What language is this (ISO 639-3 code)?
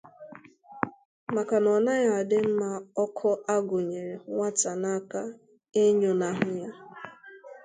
ibo